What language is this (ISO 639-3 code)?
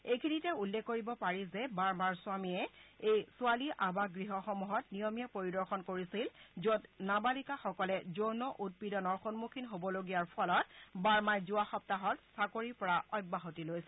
asm